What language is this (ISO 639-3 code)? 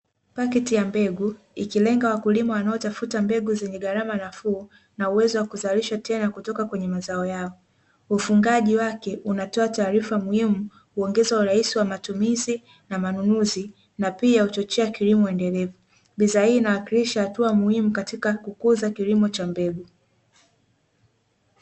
swa